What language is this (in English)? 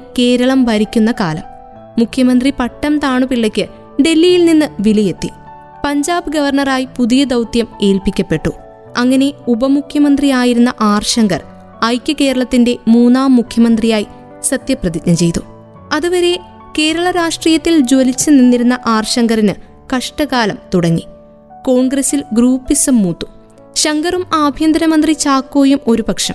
Malayalam